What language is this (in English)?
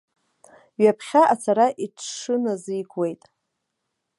Abkhazian